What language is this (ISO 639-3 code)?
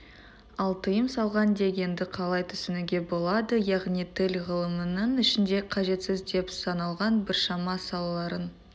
kaz